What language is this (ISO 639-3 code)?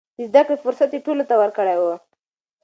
pus